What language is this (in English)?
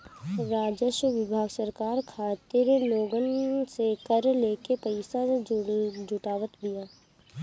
Bhojpuri